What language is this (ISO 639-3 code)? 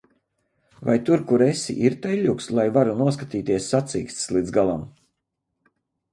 lav